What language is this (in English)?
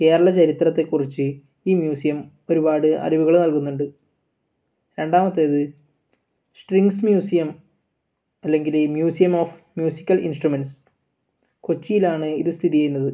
Malayalam